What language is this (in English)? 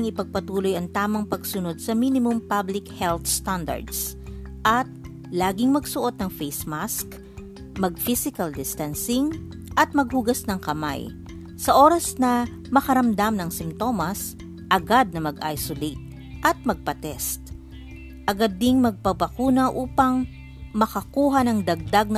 Filipino